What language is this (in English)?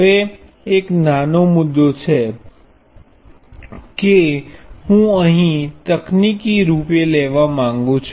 Gujarati